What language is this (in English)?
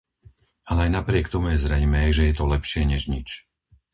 Slovak